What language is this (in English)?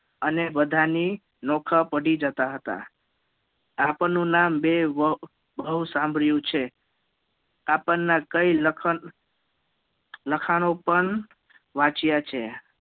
Gujarati